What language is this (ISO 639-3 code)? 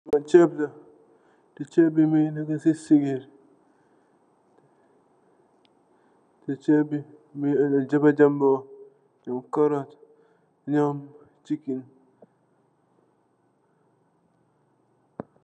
wol